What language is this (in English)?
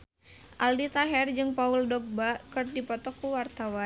Sundanese